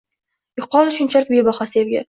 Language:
Uzbek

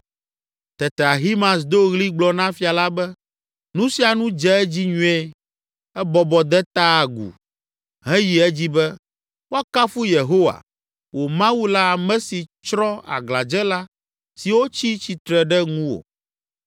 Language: Ewe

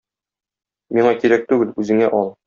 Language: Tatar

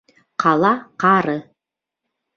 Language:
Bashkir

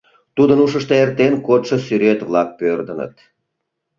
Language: Mari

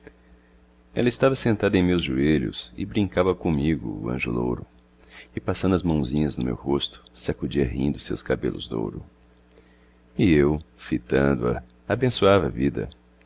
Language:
Portuguese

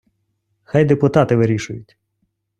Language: Ukrainian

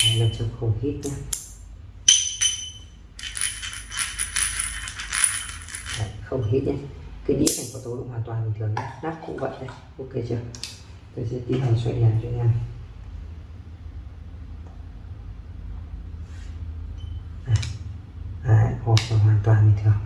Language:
Vietnamese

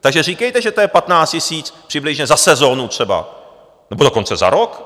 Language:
Czech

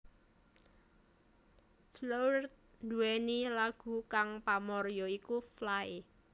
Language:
Javanese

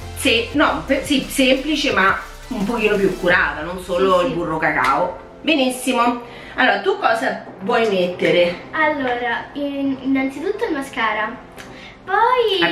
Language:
Italian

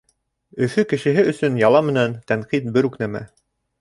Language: Bashkir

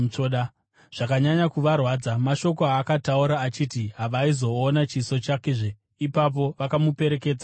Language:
Shona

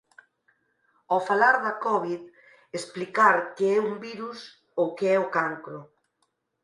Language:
Galician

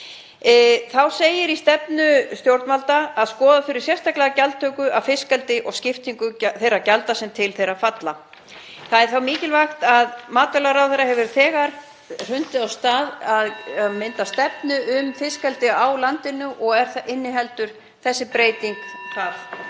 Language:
Icelandic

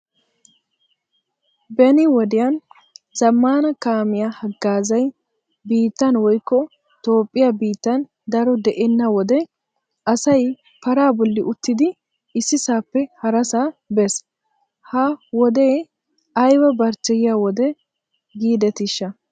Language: Wolaytta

